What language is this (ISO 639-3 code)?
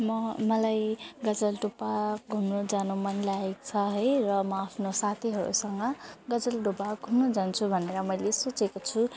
nep